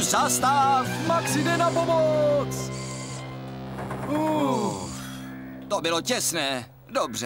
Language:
Czech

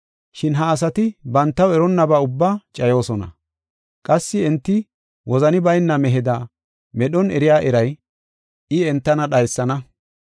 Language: Gofa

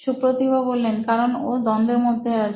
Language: Bangla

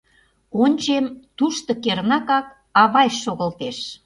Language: Mari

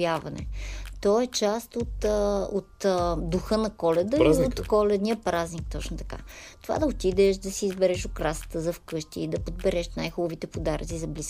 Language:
Bulgarian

